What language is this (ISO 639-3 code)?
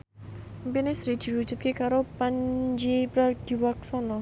jav